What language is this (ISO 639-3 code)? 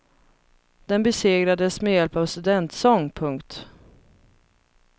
swe